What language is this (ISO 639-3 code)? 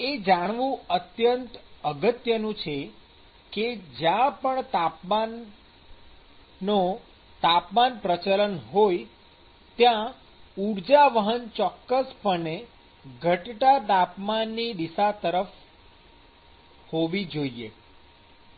guj